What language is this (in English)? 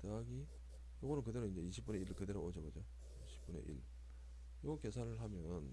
Korean